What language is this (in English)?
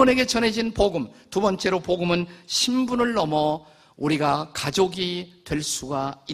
Korean